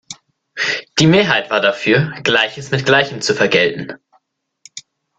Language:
German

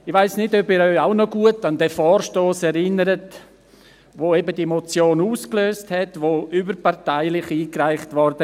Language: Swiss German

